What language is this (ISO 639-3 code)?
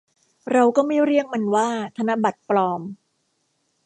tha